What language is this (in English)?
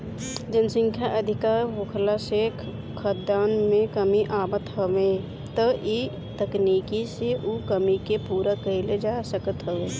Bhojpuri